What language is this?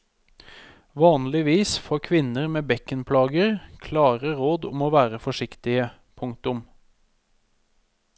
Norwegian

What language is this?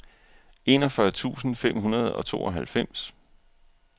Danish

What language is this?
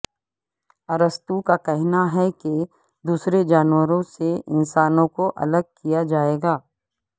Urdu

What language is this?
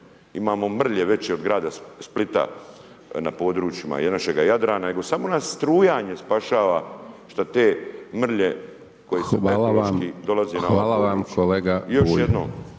Croatian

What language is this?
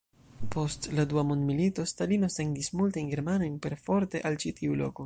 Esperanto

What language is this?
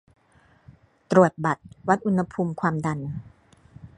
Thai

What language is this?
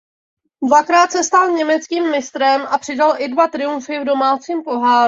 Czech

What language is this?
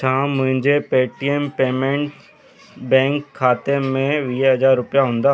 Sindhi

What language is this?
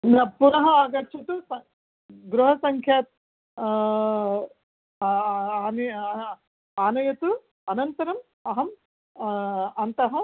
Sanskrit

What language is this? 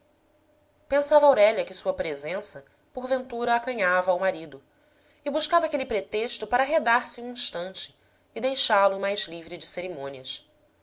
Portuguese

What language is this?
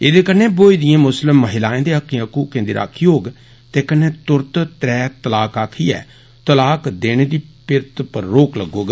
Dogri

